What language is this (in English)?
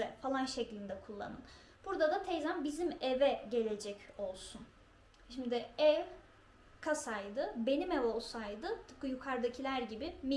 Turkish